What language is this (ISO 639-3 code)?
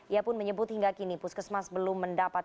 ind